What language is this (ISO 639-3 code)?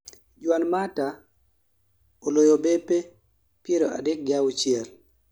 luo